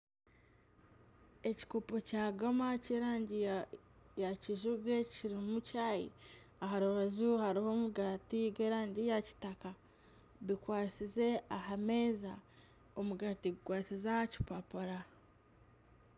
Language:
Nyankole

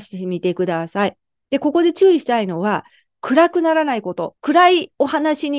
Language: Japanese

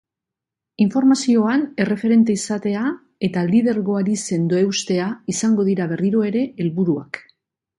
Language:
Basque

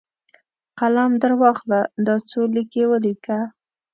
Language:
Pashto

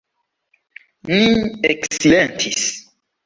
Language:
Esperanto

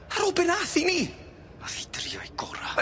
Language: Welsh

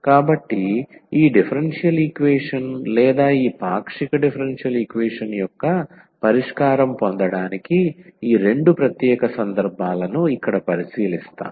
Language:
Telugu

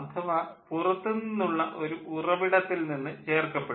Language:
Malayalam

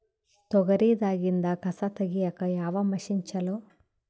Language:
Kannada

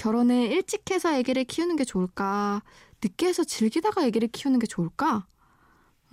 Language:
Korean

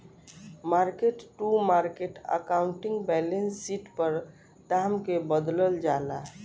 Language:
Bhojpuri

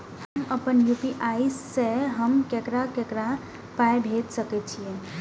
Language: Maithili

